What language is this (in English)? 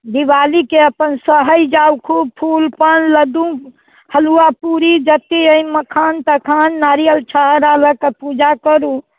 Maithili